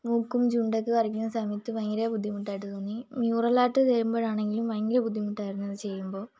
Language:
Malayalam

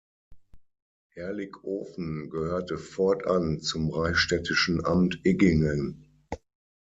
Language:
German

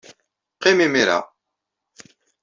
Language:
Kabyle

